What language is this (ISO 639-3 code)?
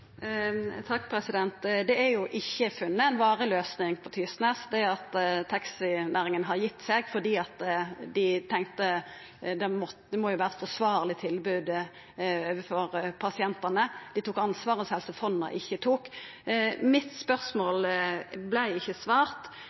nno